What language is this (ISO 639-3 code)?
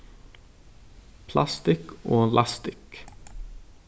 fao